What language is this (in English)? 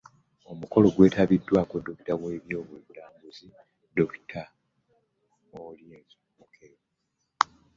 Ganda